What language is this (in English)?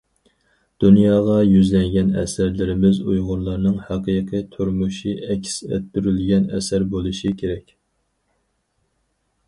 Uyghur